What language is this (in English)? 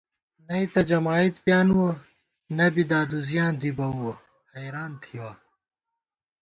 Gawar-Bati